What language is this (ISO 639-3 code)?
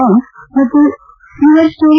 kan